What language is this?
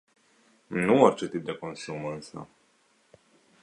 Romanian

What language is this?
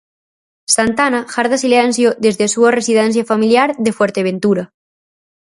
Galician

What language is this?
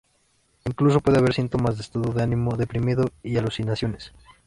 Spanish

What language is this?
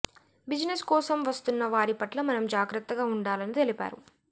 Telugu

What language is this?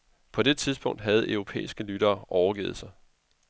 Danish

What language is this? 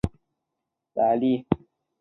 Chinese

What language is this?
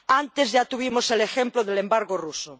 Spanish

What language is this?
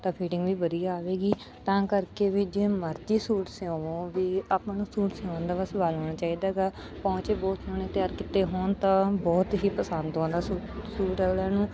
Punjabi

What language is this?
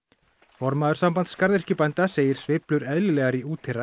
Icelandic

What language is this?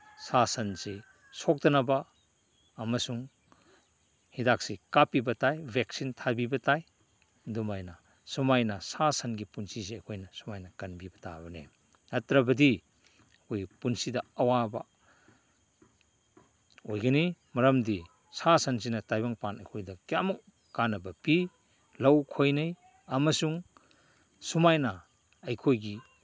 Manipuri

